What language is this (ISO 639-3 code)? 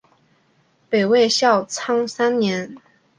zho